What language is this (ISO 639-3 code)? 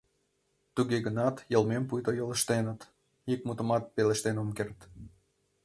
chm